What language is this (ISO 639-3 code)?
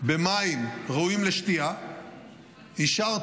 heb